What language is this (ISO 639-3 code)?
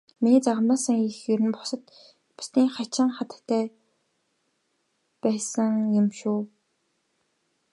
mon